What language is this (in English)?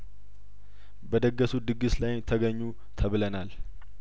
Amharic